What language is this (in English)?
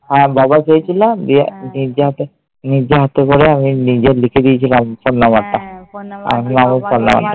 Bangla